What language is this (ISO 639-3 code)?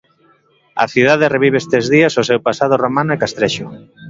glg